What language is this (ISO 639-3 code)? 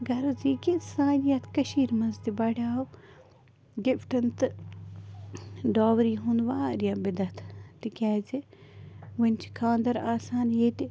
kas